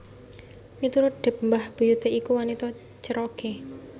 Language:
Javanese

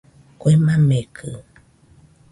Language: Nüpode Huitoto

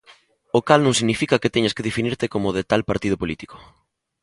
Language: Galician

